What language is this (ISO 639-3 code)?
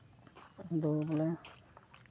sat